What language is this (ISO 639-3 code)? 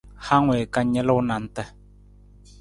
nmz